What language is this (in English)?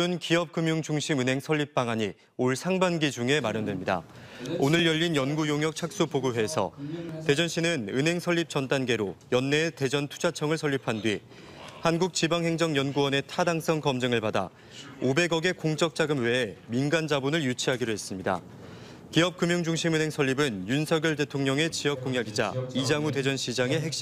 Korean